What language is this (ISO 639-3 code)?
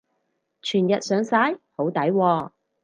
yue